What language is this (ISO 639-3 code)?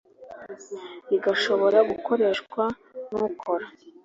kin